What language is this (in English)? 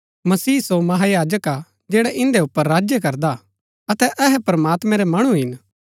Gaddi